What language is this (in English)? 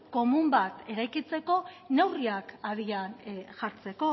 Basque